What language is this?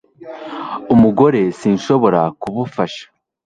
Kinyarwanda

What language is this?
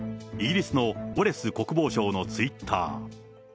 Japanese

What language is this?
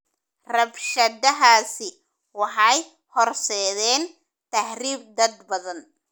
Somali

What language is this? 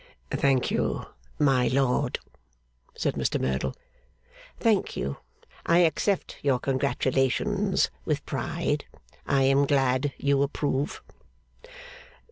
English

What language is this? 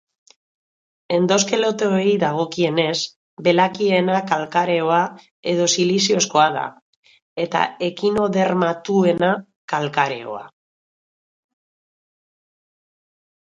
Basque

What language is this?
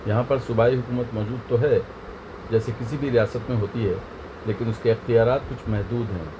Urdu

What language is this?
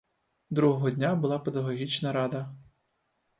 Ukrainian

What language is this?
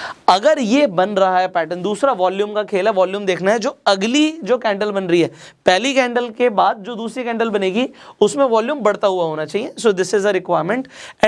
Hindi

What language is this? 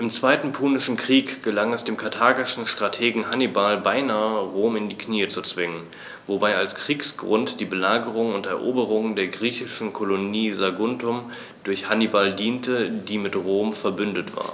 German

